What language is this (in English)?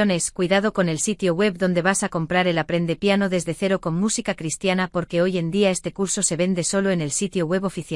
Spanish